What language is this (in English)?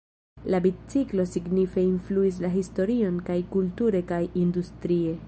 Esperanto